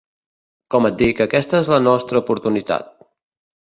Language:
Catalan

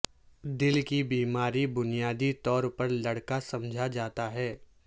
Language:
Urdu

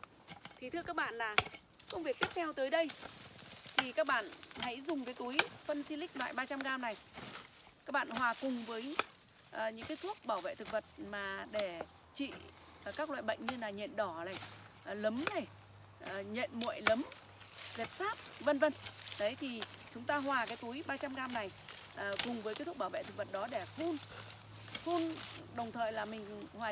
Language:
Vietnamese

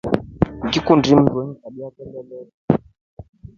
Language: Rombo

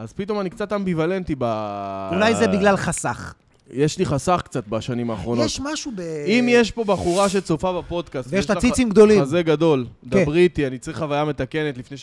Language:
Hebrew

